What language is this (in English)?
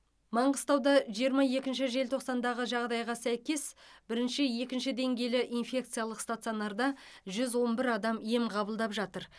Kazakh